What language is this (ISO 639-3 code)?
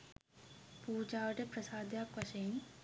sin